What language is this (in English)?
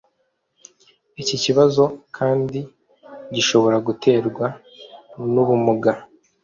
Kinyarwanda